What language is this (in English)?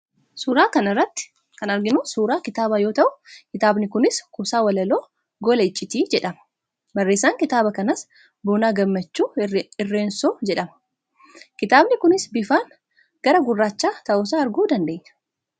Oromo